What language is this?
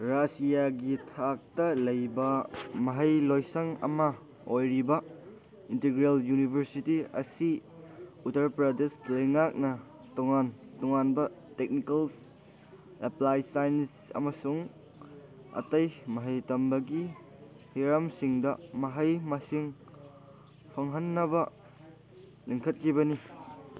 Manipuri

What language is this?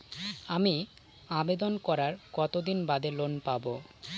Bangla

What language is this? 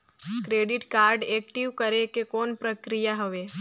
Chhattisgarhi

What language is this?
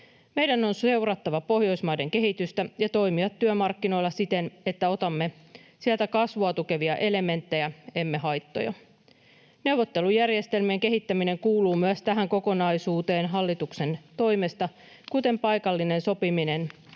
Finnish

